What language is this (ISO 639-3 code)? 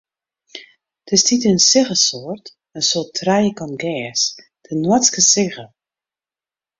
fry